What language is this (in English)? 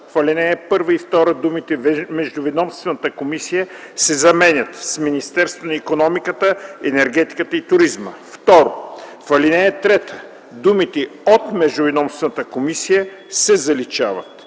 Bulgarian